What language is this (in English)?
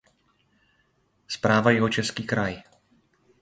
Czech